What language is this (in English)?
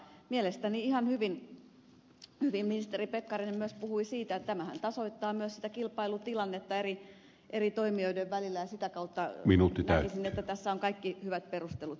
Finnish